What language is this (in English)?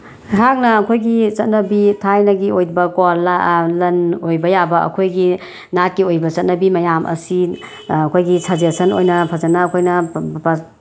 Manipuri